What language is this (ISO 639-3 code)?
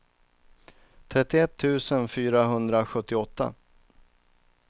swe